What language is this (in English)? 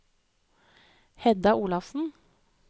Norwegian